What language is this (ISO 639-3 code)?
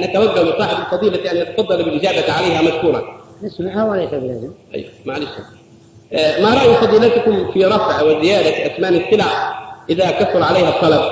ara